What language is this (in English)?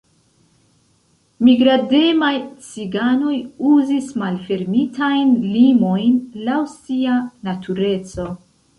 Esperanto